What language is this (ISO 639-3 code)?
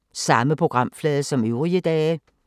dan